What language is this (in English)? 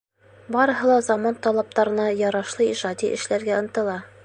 Bashkir